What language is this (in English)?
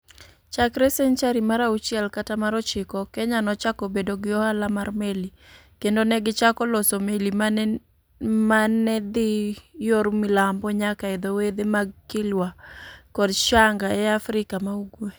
Luo (Kenya and Tanzania)